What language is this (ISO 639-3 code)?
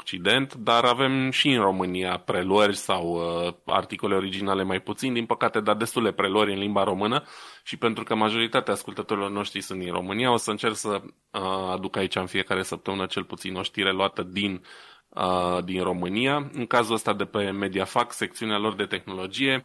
ron